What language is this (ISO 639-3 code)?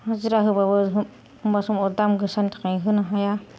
brx